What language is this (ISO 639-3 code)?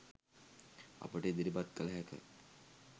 sin